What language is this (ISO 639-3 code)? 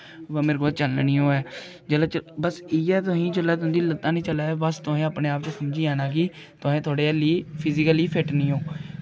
doi